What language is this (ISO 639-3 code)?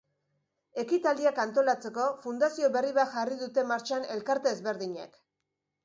eus